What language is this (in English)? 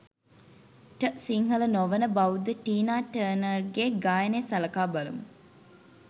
Sinhala